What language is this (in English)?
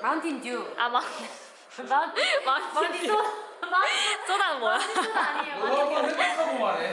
Korean